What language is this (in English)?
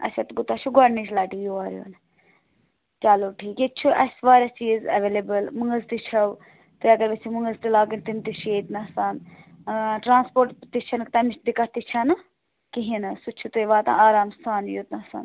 Kashmiri